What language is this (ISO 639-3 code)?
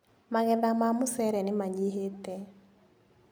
kik